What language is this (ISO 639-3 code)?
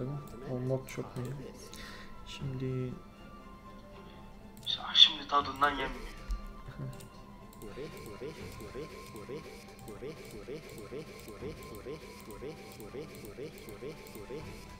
tur